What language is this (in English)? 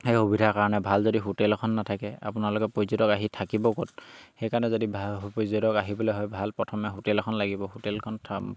Assamese